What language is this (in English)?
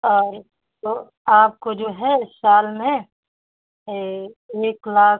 Hindi